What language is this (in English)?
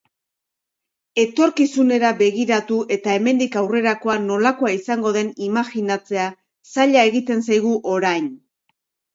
Basque